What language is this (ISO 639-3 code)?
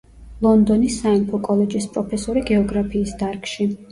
kat